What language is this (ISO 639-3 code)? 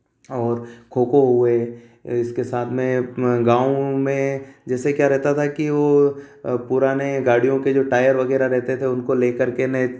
hin